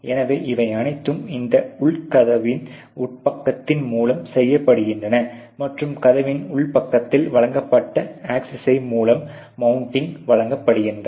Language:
Tamil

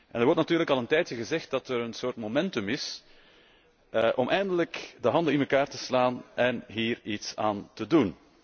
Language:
Dutch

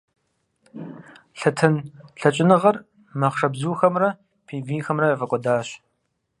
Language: Kabardian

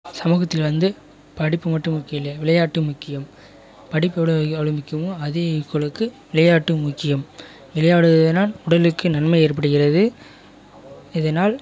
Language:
Tamil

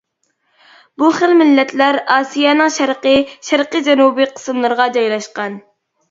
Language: Uyghur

